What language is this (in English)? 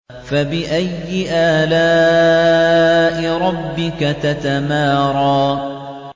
Arabic